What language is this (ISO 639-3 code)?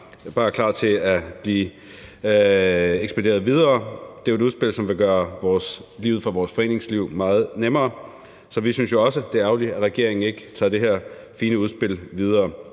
dan